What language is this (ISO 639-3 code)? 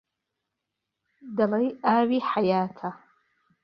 ckb